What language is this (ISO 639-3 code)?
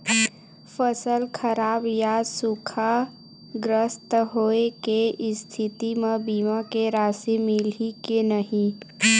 hne